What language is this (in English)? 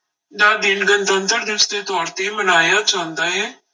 Punjabi